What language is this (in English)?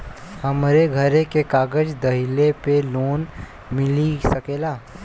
Bhojpuri